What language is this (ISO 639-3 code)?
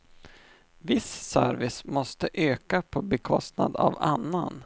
swe